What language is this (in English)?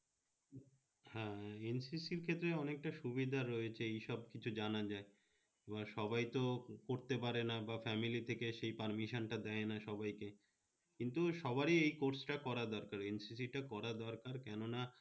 Bangla